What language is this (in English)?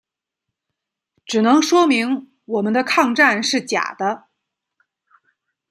Chinese